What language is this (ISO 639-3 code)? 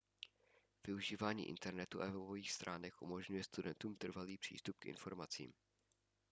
ces